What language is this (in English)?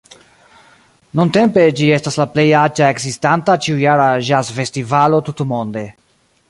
Esperanto